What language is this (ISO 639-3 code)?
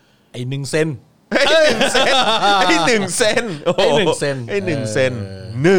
tha